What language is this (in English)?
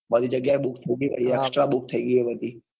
Gujarati